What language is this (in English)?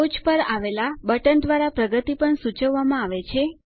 Gujarati